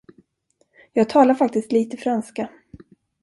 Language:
Swedish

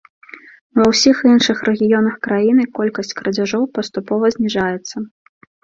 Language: Belarusian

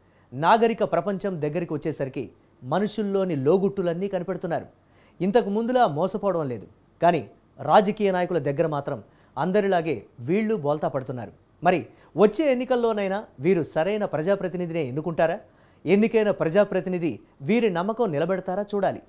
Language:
Telugu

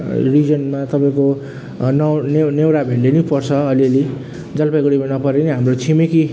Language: Nepali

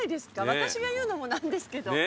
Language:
Japanese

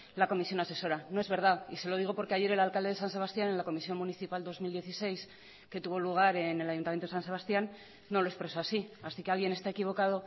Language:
Spanish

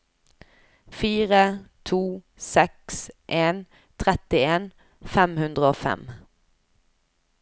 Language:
Norwegian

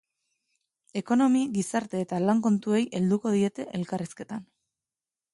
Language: Basque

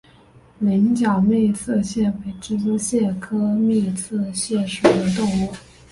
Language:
Chinese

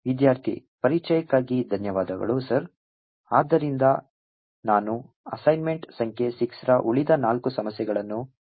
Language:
Kannada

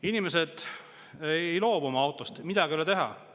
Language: Estonian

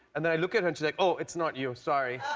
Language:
English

